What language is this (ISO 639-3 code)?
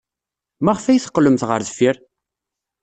kab